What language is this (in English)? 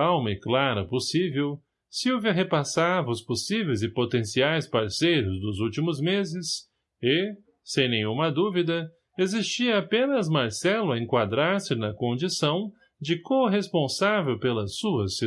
Portuguese